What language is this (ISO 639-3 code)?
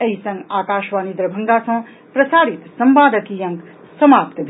mai